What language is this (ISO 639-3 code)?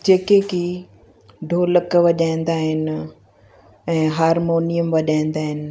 snd